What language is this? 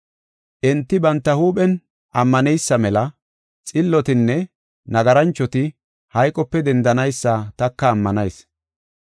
Gofa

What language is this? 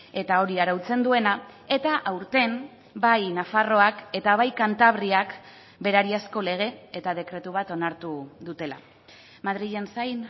Basque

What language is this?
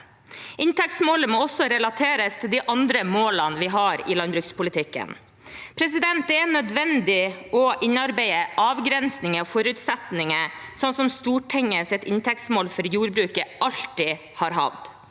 Norwegian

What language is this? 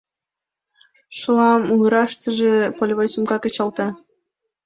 Mari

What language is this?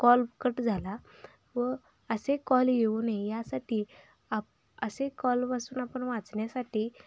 Marathi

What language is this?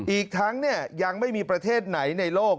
Thai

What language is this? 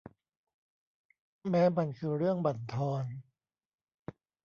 Thai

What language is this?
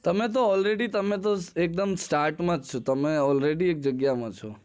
Gujarati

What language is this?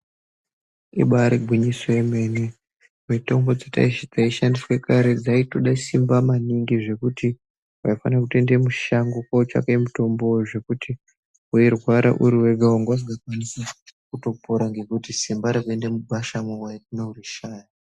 Ndau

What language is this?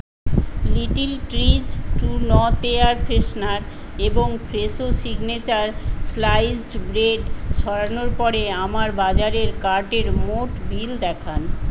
Bangla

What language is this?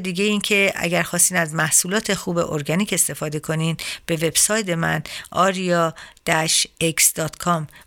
Persian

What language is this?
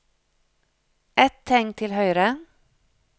Norwegian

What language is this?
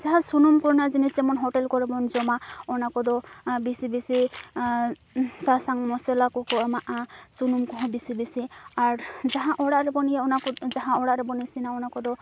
Santali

